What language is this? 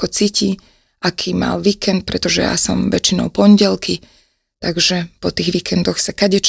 Slovak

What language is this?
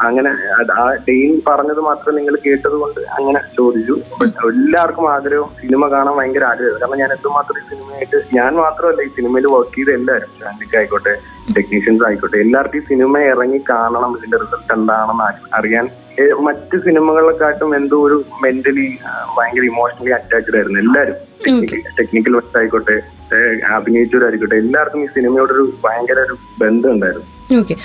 Malayalam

